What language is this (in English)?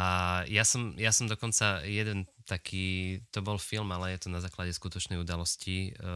Slovak